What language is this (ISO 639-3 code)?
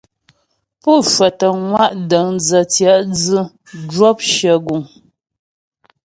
bbj